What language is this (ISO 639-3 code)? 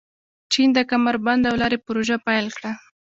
pus